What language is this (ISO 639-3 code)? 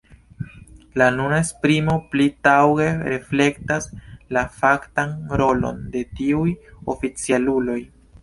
epo